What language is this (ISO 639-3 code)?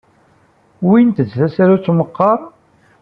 kab